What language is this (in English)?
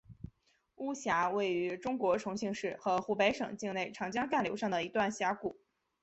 Chinese